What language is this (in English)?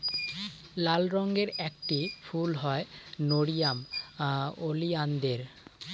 Bangla